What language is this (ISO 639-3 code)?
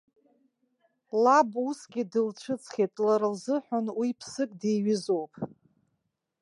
abk